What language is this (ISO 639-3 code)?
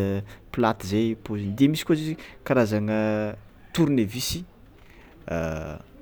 xmw